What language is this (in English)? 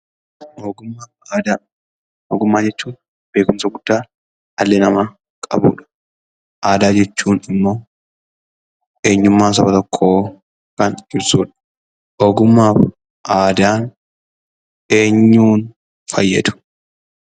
Oromo